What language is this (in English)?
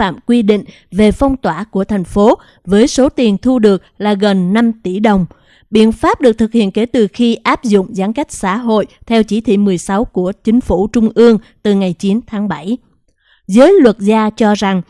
Vietnamese